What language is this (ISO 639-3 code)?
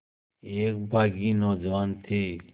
hin